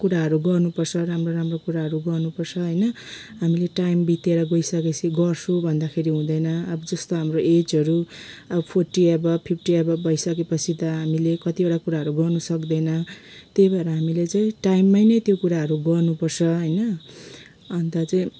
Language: Nepali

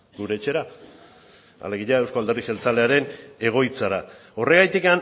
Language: Basque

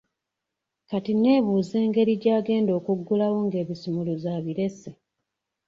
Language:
Ganda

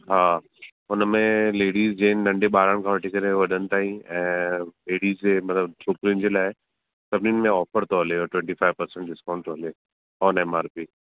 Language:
Sindhi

